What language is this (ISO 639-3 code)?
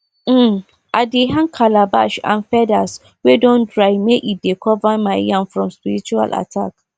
pcm